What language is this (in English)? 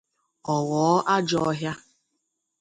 Igbo